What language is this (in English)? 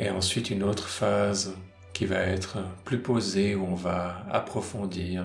French